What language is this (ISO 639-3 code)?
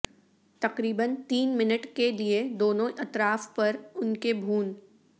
urd